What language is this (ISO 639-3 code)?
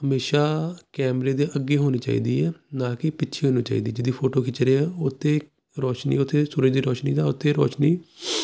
pan